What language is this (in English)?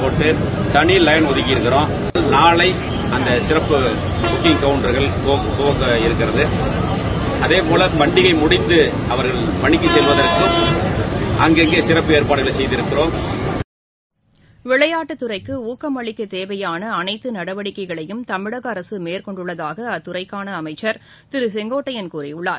Tamil